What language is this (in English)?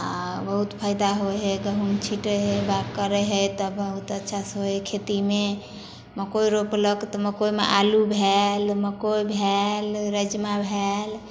Maithili